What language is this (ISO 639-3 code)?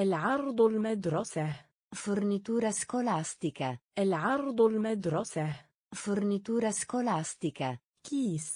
ita